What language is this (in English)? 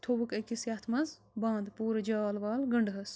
Kashmiri